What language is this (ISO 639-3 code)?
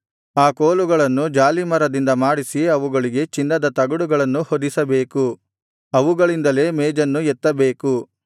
kan